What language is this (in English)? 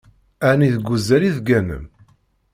Kabyle